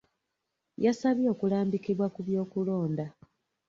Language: Ganda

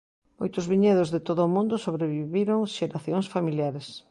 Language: Galician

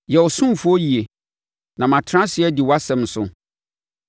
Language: Akan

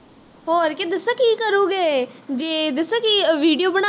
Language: Punjabi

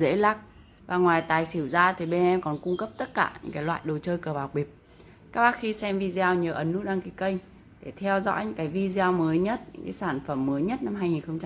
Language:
Vietnamese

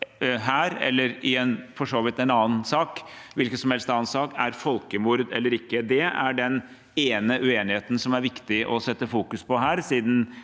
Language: Norwegian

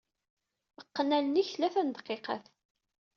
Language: Kabyle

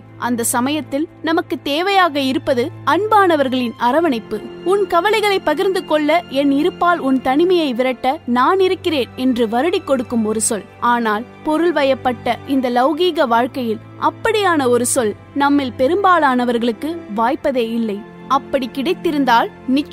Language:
Tamil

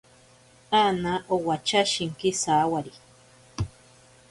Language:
Ashéninka Perené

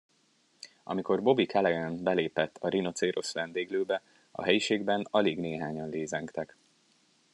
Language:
Hungarian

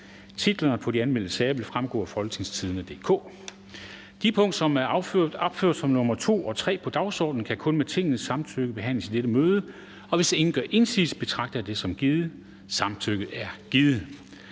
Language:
Danish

